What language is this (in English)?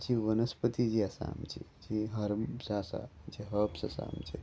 Konkani